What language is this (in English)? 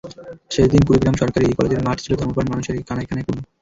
Bangla